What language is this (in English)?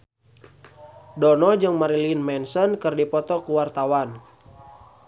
Sundanese